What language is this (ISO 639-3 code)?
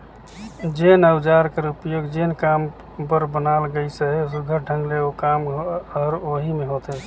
hne